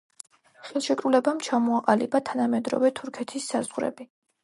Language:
Georgian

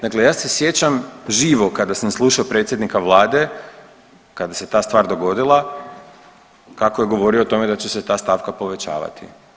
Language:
Croatian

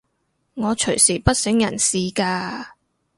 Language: Cantonese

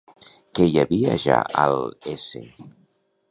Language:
Catalan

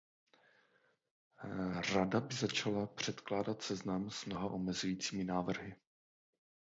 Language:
Czech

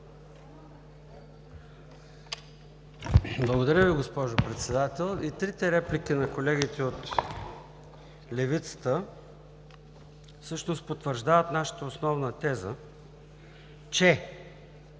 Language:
Bulgarian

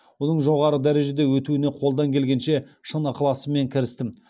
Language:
Kazakh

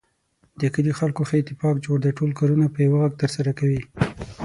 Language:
Pashto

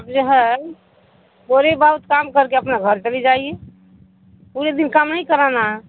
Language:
Urdu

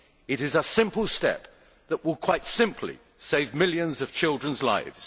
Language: English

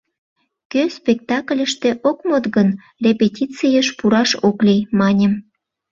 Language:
Mari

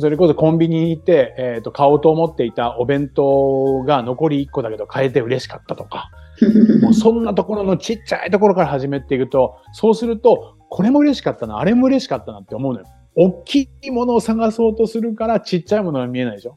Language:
Japanese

